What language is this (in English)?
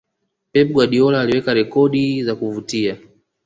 Swahili